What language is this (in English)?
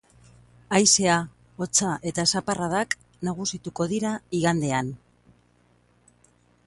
Basque